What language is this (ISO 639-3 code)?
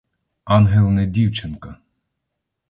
ukr